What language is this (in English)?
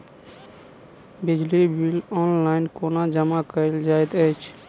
Maithili